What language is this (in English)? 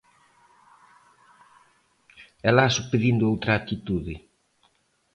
Galician